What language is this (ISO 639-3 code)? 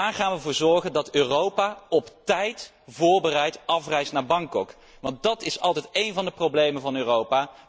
nld